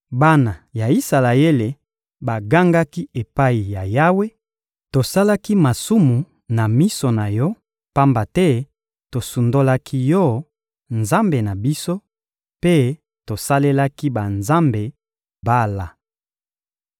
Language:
Lingala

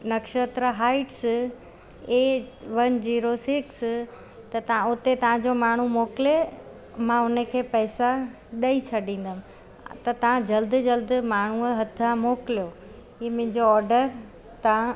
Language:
Sindhi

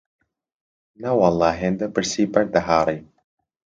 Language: Central Kurdish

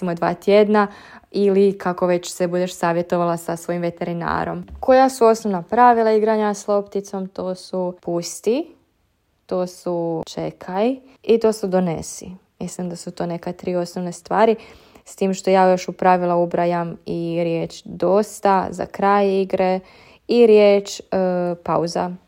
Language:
Croatian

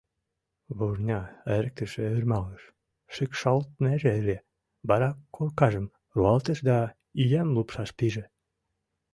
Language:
Mari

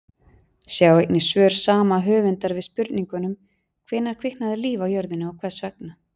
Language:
Icelandic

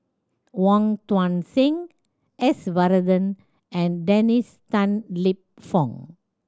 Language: English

